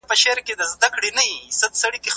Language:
Pashto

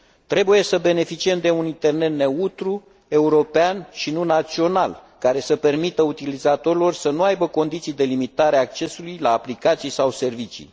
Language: Romanian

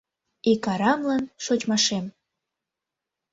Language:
Mari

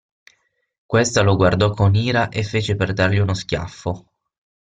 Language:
Italian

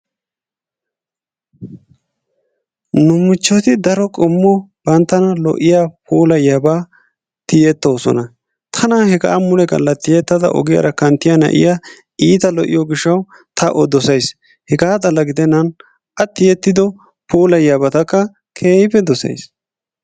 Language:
Wolaytta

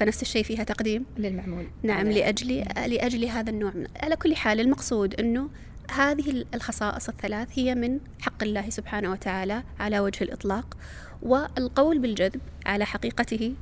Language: Arabic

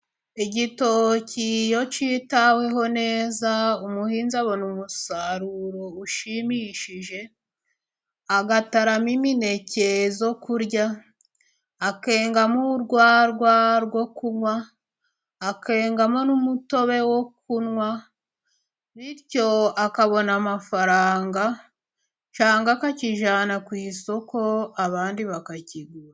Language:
Kinyarwanda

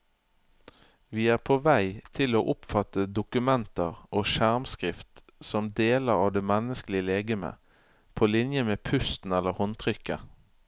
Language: Norwegian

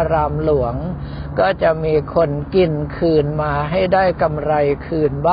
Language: Thai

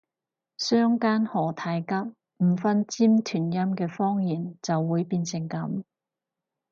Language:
Cantonese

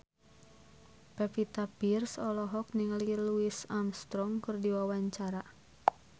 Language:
Sundanese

